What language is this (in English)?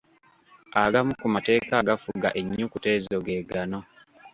Ganda